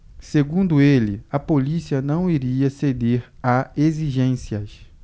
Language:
Portuguese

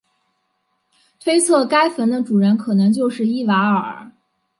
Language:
Chinese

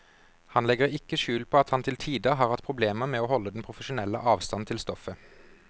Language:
Norwegian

